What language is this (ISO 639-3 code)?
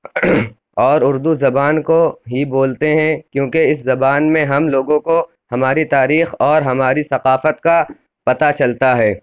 urd